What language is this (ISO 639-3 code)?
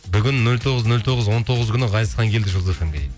kaz